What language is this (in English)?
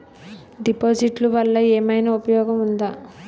Telugu